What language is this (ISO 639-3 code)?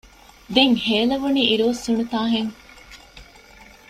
div